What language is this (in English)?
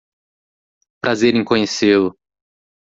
Portuguese